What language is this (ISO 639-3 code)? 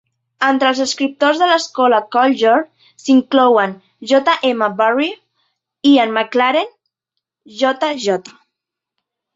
cat